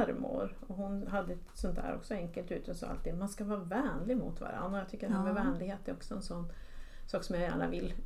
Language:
Swedish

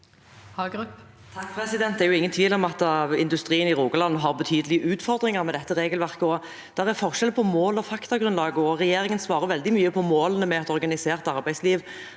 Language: Norwegian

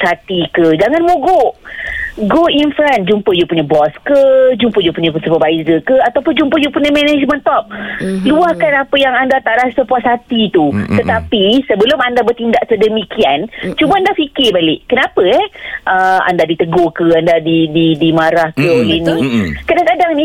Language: Malay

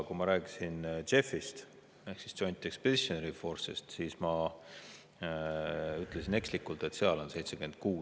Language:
Estonian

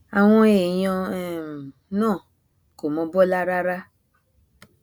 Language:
Yoruba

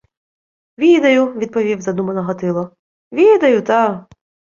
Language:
Ukrainian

